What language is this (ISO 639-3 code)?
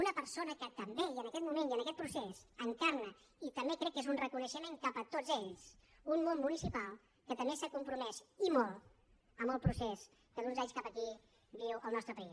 cat